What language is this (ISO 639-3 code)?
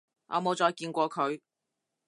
yue